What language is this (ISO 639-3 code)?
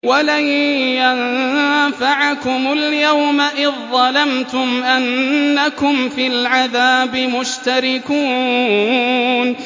ara